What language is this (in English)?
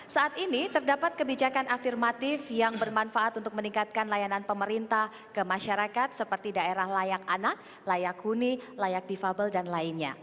Indonesian